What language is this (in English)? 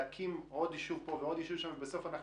Hebrew